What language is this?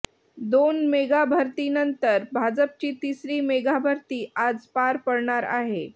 Marathi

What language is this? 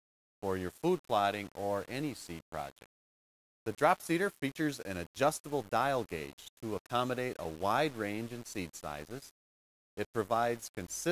English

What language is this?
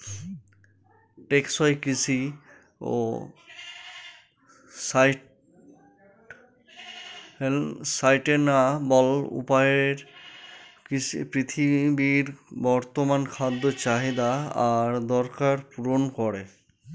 Bangla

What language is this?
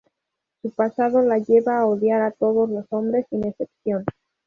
Spanish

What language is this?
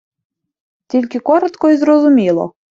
Ukrainian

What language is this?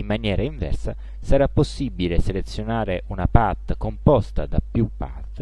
Italian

